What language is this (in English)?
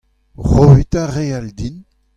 Breton